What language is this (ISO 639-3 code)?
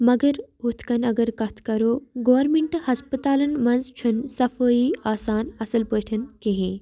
kas